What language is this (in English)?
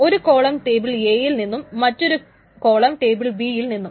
Malayalam